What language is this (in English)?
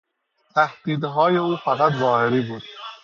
Persian